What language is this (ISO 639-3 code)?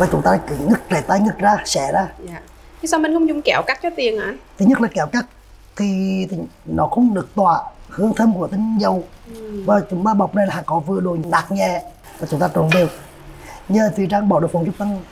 vie